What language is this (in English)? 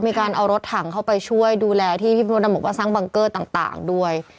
Thai